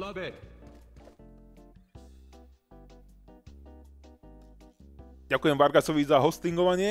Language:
Slovak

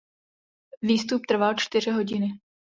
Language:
Czech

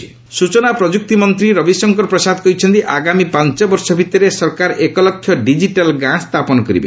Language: Odia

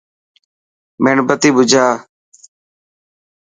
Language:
Dhatki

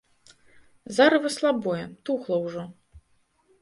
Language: Belarusian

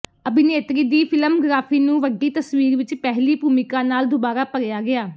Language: Punjabi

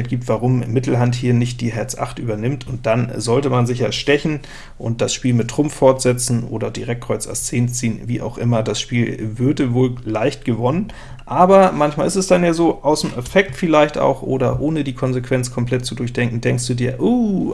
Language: German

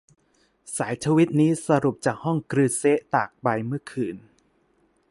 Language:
Thai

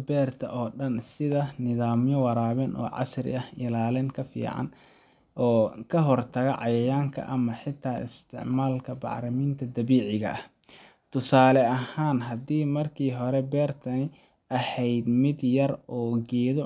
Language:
Somali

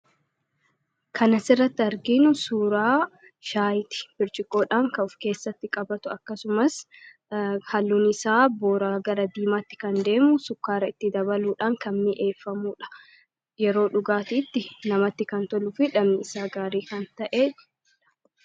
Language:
Oromo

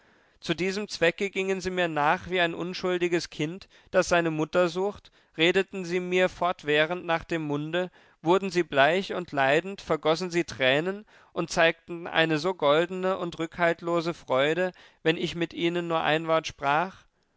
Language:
German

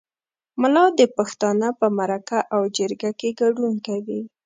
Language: Pashto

